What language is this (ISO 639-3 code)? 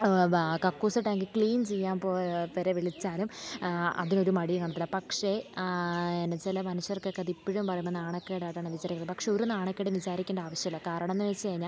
mal